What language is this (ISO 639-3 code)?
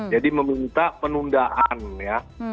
ind